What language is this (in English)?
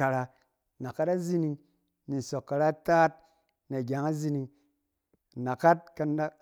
Cen